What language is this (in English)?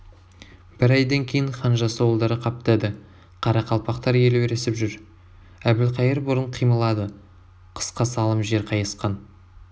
Kazakh